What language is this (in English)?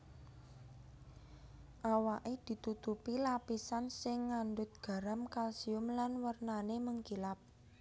Javanese